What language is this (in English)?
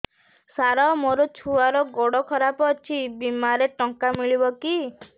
Odia